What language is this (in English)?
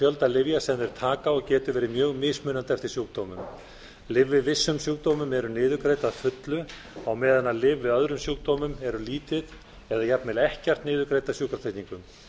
Icelandic